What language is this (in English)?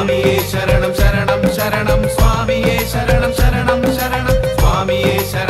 Hindi